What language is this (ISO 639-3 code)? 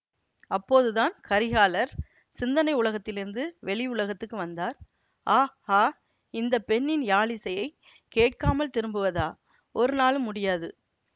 tam